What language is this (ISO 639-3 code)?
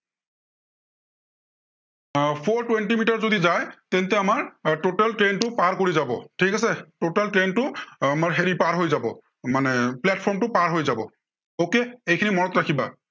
asm